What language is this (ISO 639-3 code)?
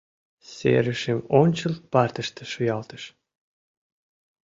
chm